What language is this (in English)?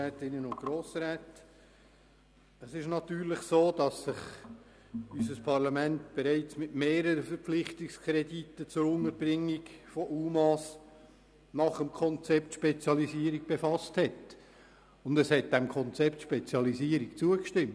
Swiss German